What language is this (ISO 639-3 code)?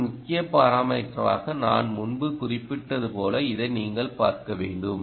tam